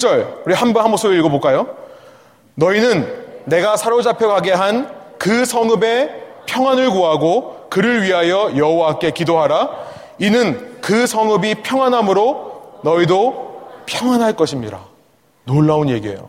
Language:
Korean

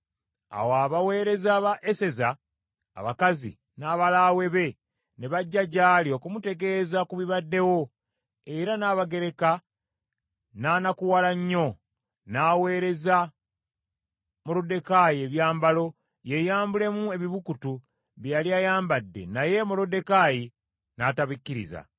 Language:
Ganda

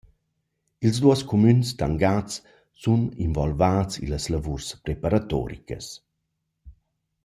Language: Romansh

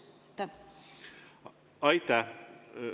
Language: Estonian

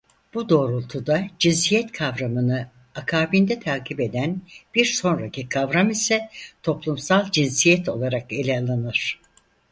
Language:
Turkish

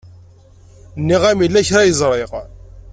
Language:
Kabyle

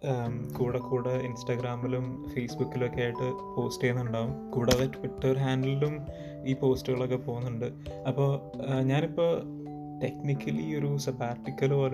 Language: Malayalam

